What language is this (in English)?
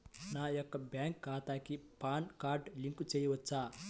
Telugu